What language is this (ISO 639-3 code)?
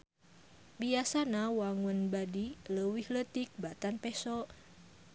sun